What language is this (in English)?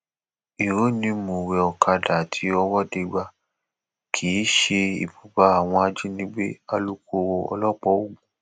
Yoruba